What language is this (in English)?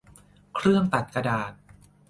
Thai